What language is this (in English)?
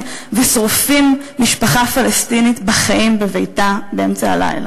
Hebrew